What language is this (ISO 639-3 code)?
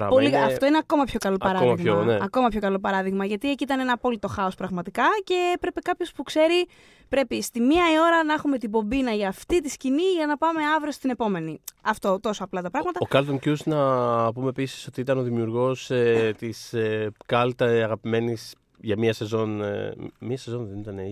ell